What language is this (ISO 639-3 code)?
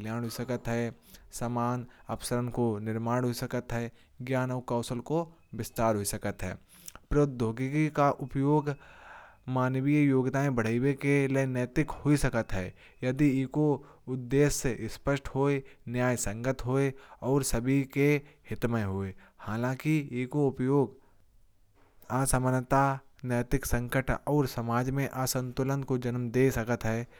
bjj